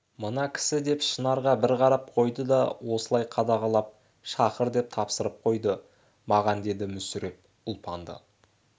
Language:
Kazakh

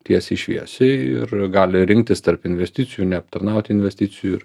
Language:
Lithuanian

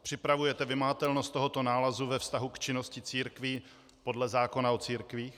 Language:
Czech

